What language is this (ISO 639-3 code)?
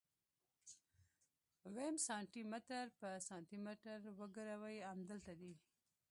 pus